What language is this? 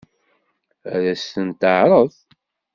Kabyle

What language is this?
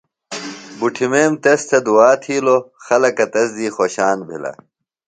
Phalura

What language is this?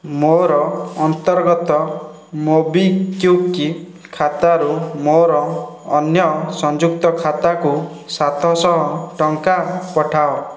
Odia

